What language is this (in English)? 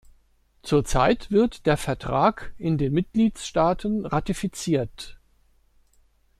German